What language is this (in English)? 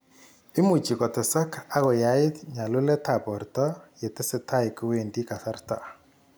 Kalenjin